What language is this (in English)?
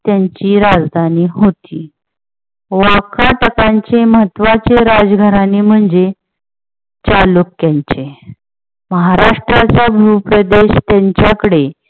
Marathi